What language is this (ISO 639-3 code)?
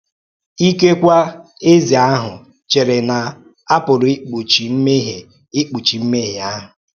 ibo